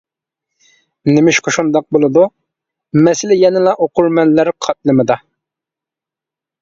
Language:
Uyghur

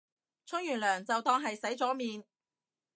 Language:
Cantonese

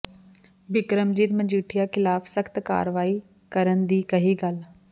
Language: Punjabi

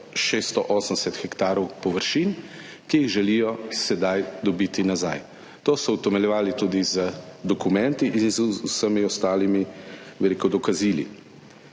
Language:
Slovenian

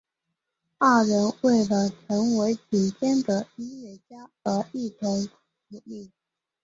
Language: Chinese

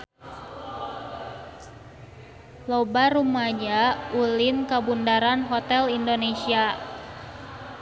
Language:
Sundanese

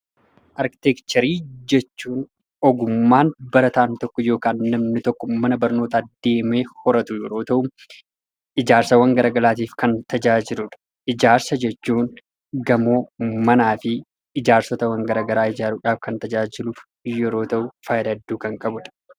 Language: Oromo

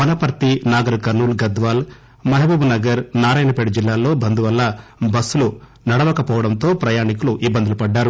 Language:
Telugu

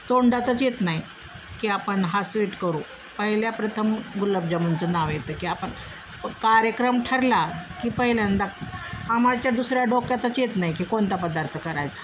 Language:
Marathi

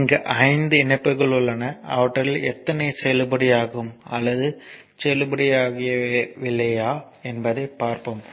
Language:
Tamil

